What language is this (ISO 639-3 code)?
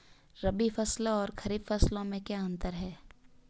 hin